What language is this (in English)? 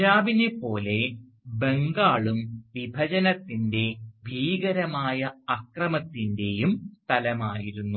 Malayalam